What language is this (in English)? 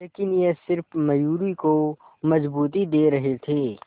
Hindi